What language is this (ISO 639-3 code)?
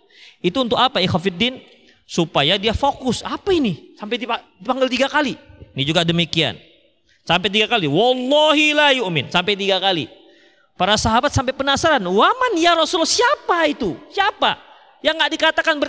ind